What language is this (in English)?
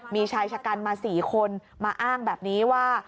Thai